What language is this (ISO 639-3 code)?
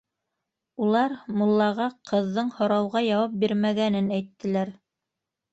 bak